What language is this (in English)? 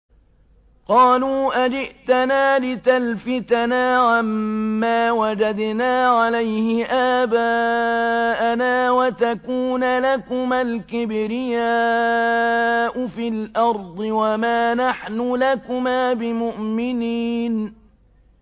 Arabic